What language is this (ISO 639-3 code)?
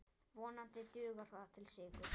isl